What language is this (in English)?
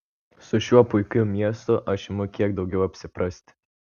Lithuanian